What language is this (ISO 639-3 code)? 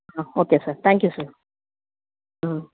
tel